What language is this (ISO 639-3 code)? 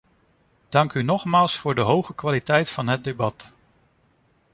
nld